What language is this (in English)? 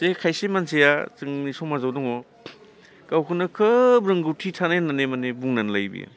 Bodo